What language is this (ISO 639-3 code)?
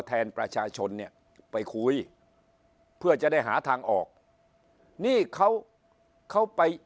tha